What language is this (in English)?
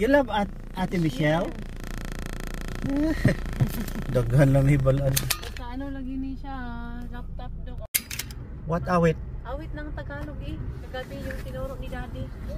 Filipino